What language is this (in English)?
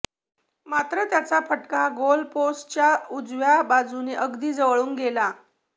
Marathi